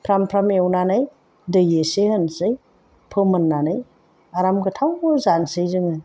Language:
Bodo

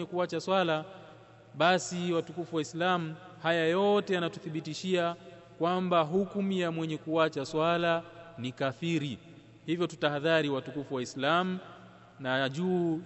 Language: Swahili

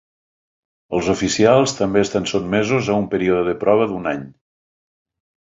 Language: Catalan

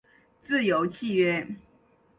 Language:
Chinese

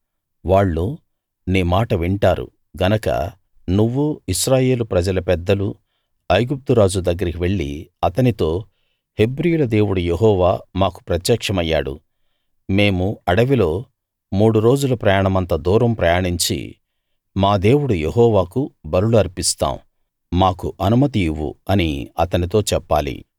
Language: Telugu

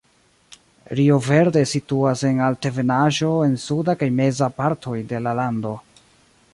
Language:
Esperanto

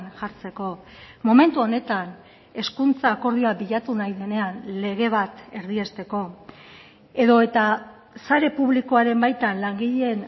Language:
Basque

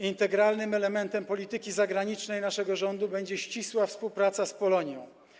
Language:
Polish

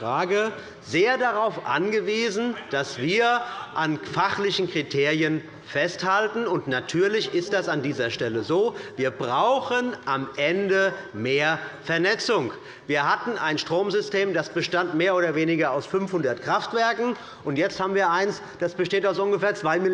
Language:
German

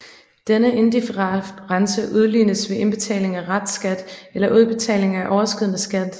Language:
Danish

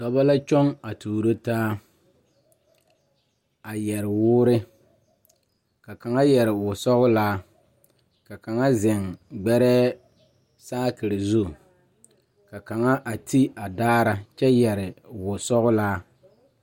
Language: Southern Dagaare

